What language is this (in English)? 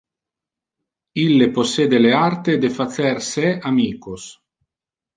Interlingua